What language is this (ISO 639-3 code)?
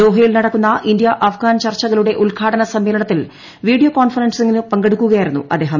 mal